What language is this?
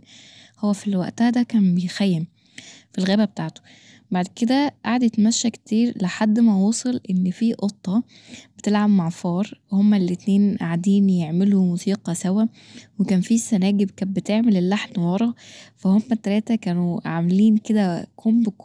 Egyptian Arabic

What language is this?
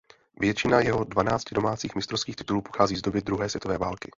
Czech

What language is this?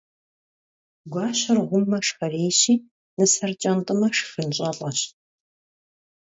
Kabardian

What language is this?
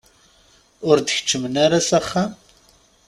Kabyle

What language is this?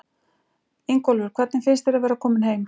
Icelandic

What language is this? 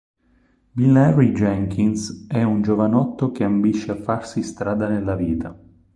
Italian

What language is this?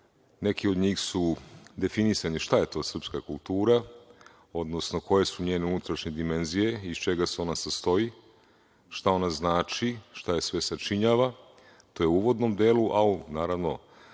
Serbian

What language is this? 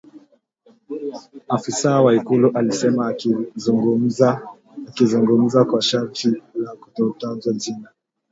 Swahili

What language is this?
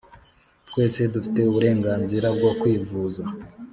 Kinyarwanda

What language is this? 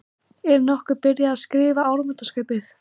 Icelandic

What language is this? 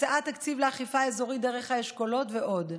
Hebrew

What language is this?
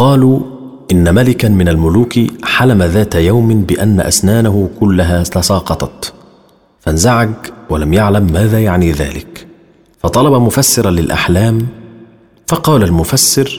Arabic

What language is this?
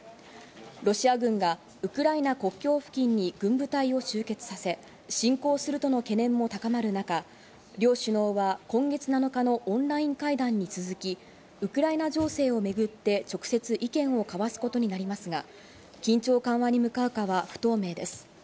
Japanese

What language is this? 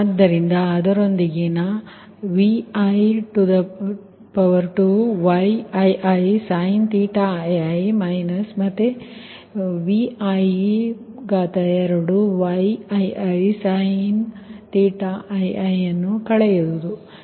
Kannada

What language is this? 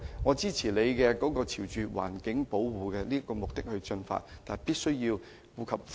Cantonese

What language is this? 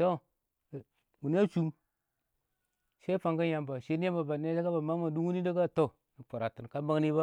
Awak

